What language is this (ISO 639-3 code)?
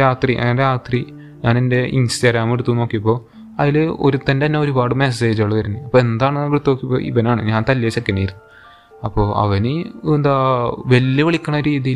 mal